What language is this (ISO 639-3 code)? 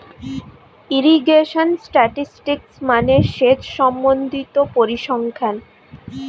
ben